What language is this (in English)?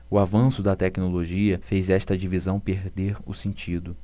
Portuguese